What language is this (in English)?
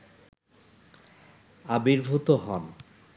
Bangla